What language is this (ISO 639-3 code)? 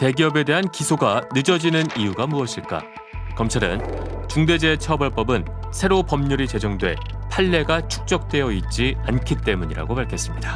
kor